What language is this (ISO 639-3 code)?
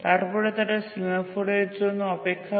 ben